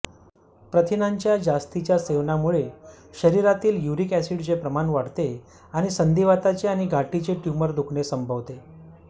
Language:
Marathi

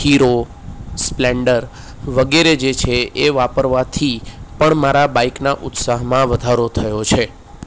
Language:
Gujarati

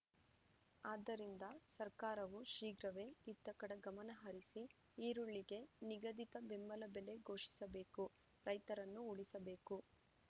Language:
Kannada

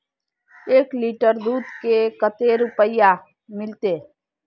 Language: Magahi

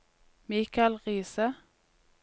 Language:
Norwegian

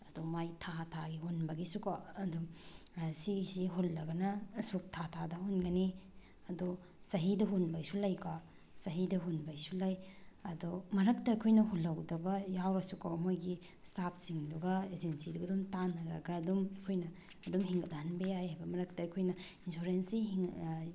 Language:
Manipuri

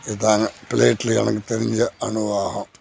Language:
Tamil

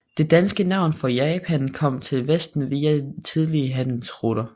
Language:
Danish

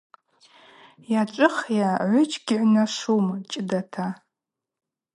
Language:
Abaza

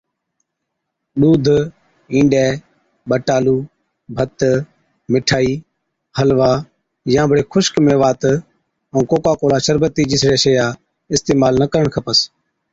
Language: Od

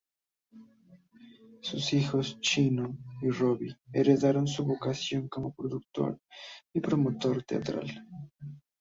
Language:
Spanish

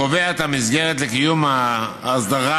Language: Hebrew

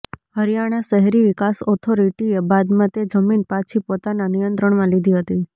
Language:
Gujarati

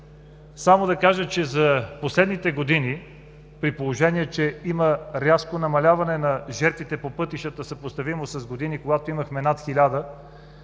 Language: Bulgarian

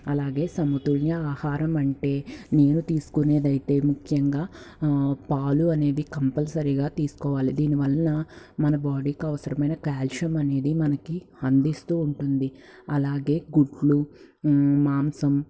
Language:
Telugu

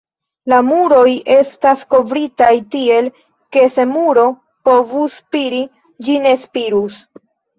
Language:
Esperanto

